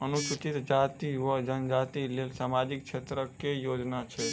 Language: Maithili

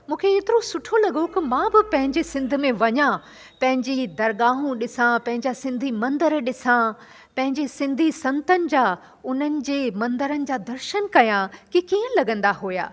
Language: Sindhi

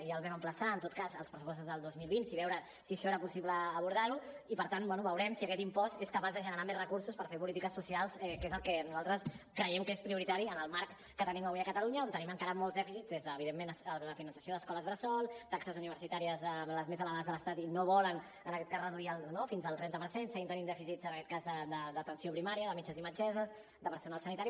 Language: Catalan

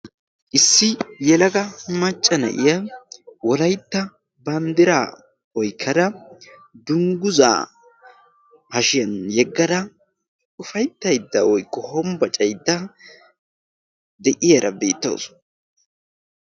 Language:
Wolaytta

